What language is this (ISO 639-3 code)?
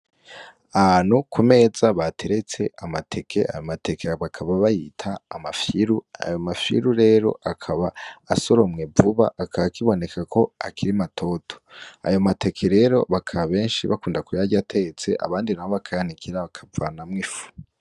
run